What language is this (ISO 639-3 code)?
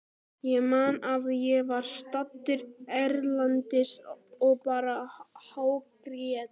isl